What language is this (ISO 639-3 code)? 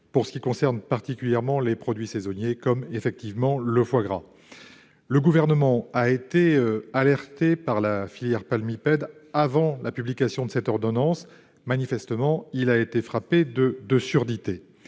fra